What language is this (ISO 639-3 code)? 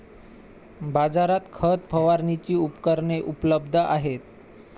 mar